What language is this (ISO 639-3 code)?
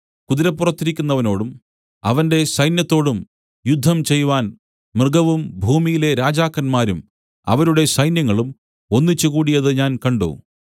mal